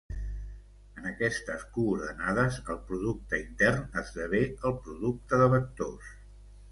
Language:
Catalan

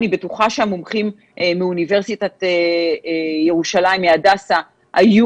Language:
Hebrew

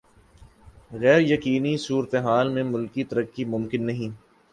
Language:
Urdu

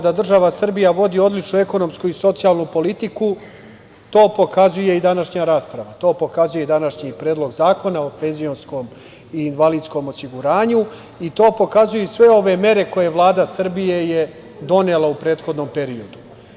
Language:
Serbian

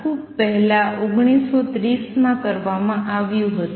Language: Gujarati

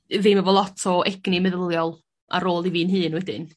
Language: Welsh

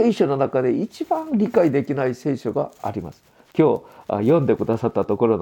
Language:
Japanese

